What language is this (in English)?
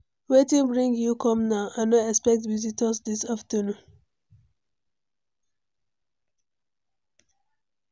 Nigerian Pidgin